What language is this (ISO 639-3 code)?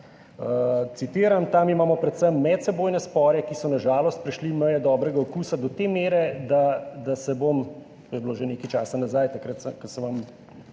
slv